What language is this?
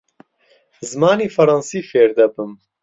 Central Kurdish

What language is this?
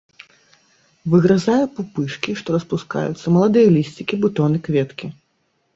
Belarusian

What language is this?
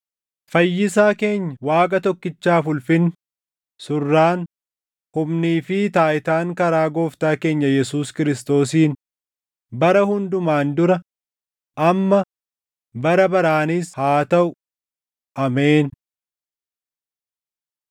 Oromo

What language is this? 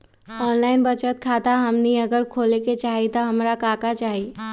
Magahi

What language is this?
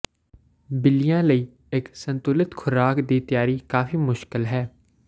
Punjabi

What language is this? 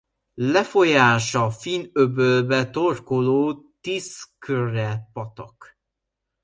Hungarian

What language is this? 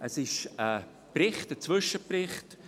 Swiss German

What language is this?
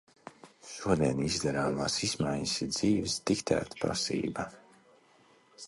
Latvian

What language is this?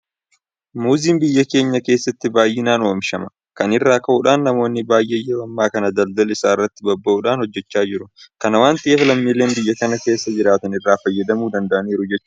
Oromo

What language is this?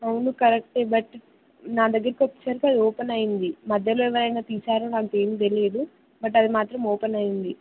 Telugu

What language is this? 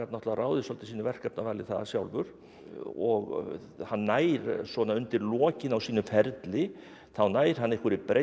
Icelandic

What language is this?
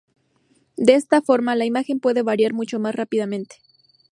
Spanish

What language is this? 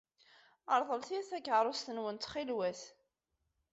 Kabyle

